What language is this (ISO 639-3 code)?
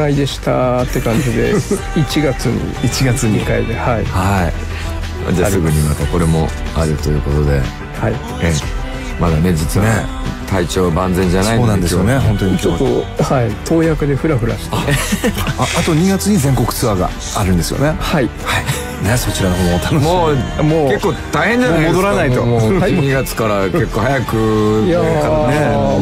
jpn